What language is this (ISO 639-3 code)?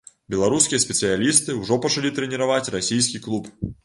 bel